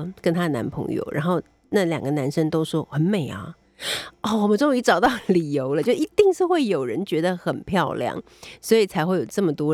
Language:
Chinese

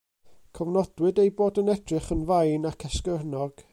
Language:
Welsh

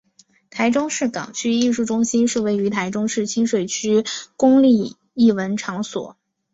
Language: Chinese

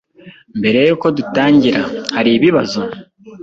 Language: Kinyarwanda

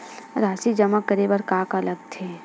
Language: Chhattisgarhi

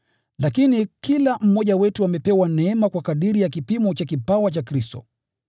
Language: Swahili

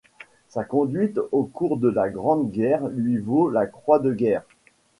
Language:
French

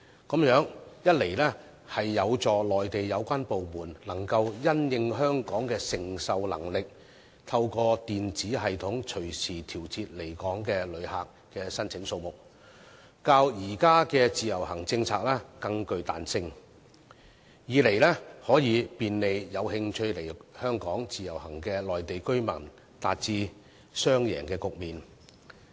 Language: Cantonese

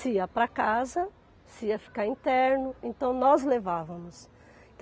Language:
Portuguese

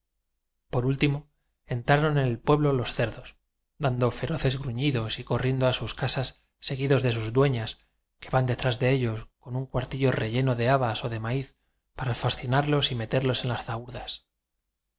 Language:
Spanish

